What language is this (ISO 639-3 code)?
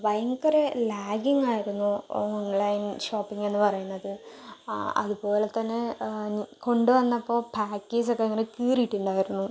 mal